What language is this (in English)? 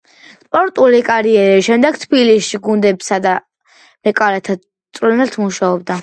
Georgian